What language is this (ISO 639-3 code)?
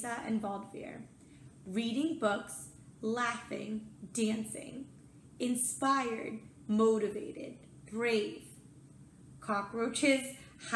eng